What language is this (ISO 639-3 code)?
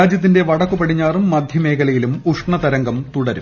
mal